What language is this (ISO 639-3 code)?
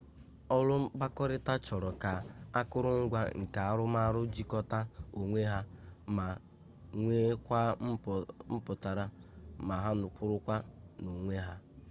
ibo